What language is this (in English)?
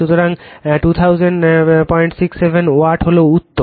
Bangla